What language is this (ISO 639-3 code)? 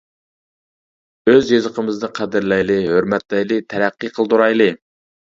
uig